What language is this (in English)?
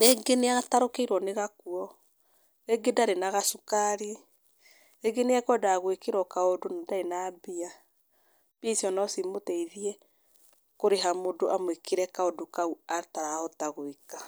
Kikuyu